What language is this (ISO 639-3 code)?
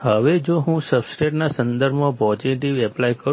guj